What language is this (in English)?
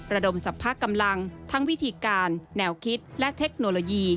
Thai